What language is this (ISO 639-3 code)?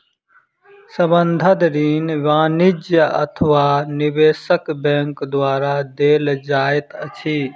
mai